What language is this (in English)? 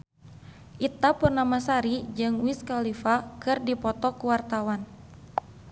Sundanese